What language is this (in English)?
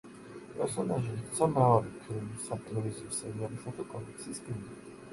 Georgian